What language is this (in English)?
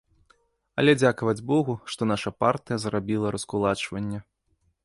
Belarusian